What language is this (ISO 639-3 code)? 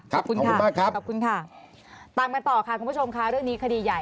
tha